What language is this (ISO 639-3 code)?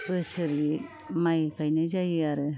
brx